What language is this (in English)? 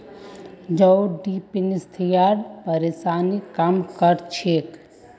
Magahi